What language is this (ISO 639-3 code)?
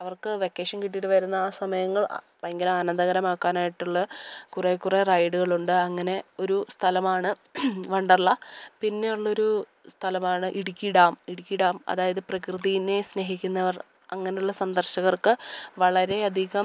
mal